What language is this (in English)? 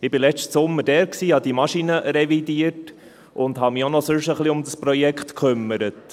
Swiss German